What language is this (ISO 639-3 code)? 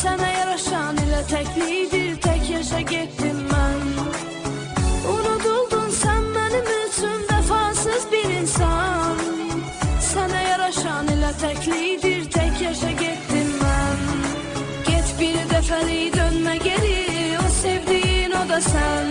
tur